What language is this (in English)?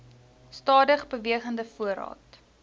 Afrikaans